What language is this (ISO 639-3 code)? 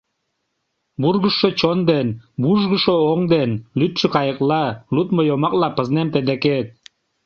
chm